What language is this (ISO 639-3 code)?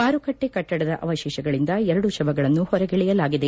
kan